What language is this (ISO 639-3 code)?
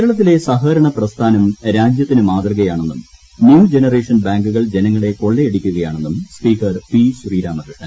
mal